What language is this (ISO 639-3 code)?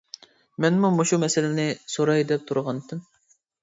uig